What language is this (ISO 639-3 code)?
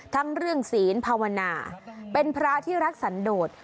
tha